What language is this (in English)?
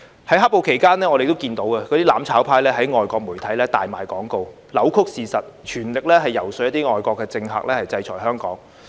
Cantonese